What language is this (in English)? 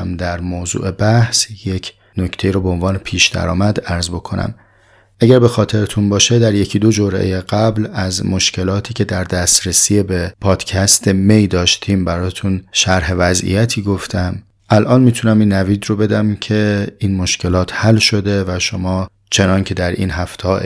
Persian